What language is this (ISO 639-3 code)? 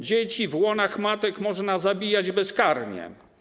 pol